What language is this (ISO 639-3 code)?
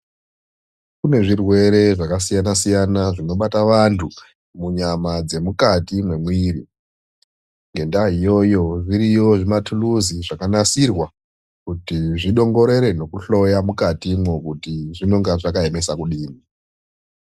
ndc